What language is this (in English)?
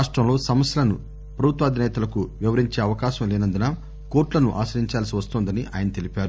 Telugu